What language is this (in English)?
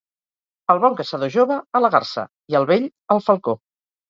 Catalan